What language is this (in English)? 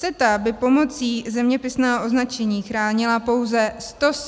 Czech